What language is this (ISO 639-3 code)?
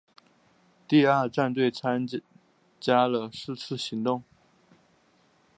zho